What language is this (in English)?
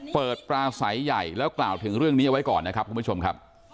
Thai